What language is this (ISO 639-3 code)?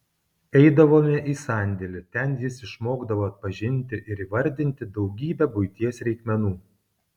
lit